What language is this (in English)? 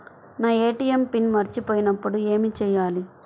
Telugu